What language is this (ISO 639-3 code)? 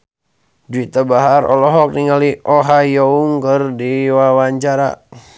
sun